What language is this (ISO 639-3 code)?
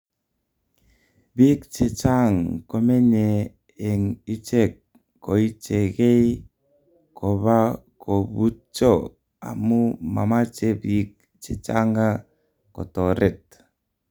kln